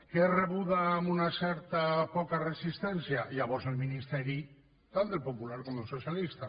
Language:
Catalan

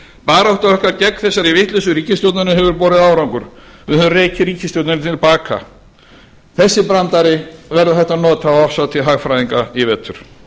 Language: Icelandic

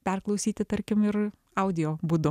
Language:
Lithuanian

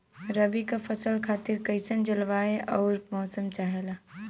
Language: Bhojpuri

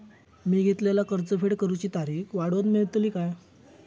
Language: Marathi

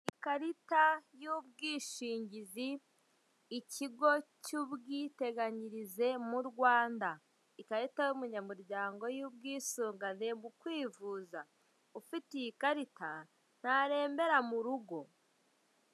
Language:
Kinyarwanda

